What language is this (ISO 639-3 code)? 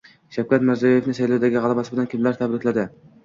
uzb